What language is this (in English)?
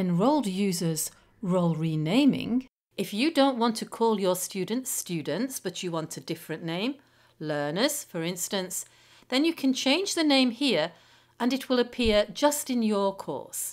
English